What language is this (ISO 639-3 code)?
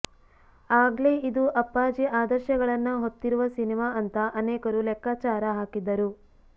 kan